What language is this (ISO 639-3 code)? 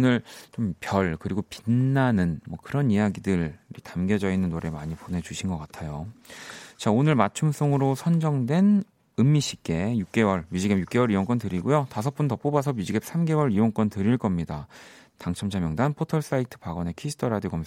kor